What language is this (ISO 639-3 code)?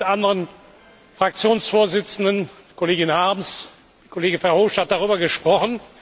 deu